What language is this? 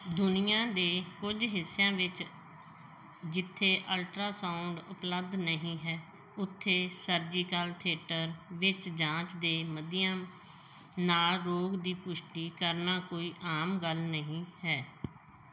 Punjabi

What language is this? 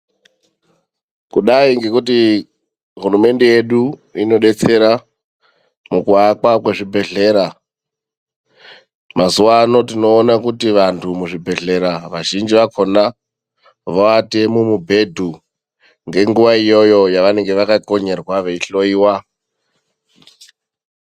Ndau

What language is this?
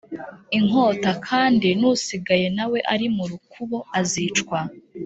Kinyarwanda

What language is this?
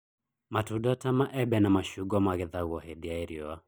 Kikuyu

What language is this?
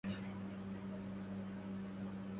Arabic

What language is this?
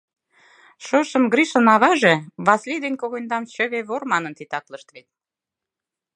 Mari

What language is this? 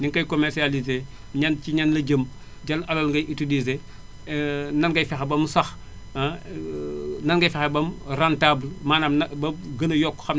Wolof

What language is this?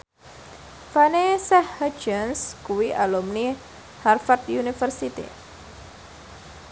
Javanese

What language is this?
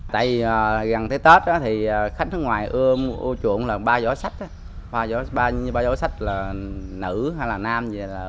Vietnamese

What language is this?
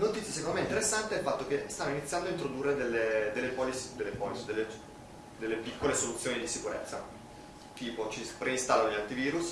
Italian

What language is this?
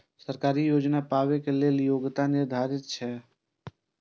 Maithili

